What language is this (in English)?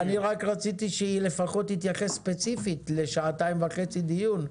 Hebrew